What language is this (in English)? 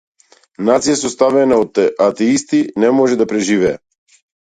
Macedonian